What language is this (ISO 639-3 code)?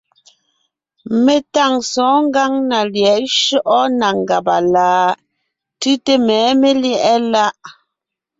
nnh